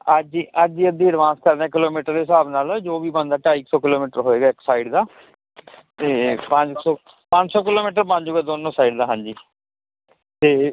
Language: Punjabi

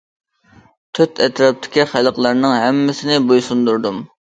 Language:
Uyghur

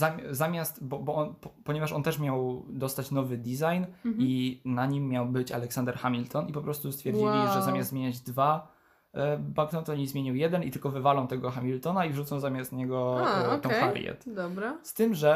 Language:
Polish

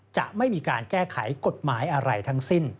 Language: Thai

